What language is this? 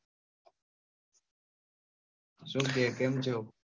Gujarati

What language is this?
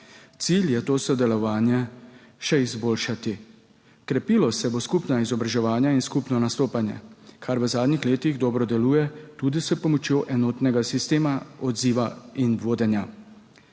Slovenian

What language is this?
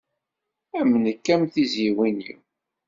Kabyle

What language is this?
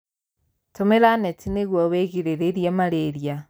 Kikuyu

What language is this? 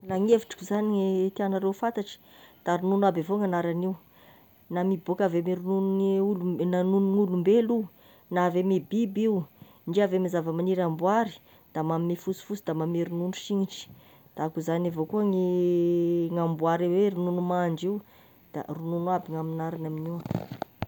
Tesaka Malagasy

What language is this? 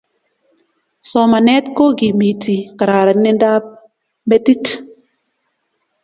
Kalenjin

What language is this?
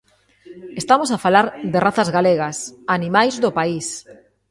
Galician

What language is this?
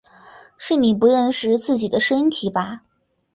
Chinese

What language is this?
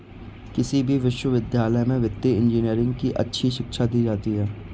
Hindi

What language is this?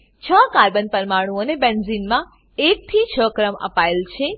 Gujarati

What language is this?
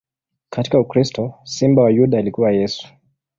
Swahili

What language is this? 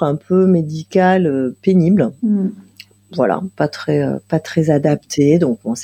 French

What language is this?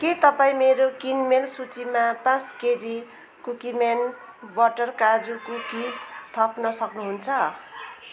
Nepali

